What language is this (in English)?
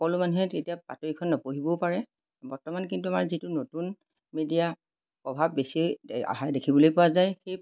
Assamese